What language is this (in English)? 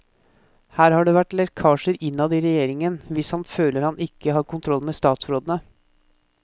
Norwegian